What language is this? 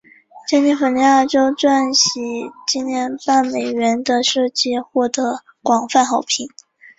Chinese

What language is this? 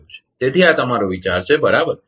Gujarati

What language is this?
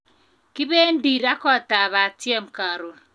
Kalenjin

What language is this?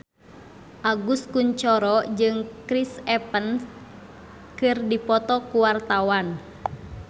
Sundanese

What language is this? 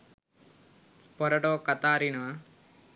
Sinhala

